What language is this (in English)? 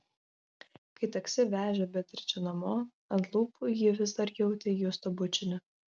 Lithuanian